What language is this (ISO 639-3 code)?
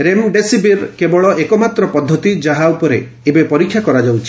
ori